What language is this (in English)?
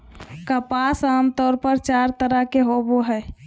Magahi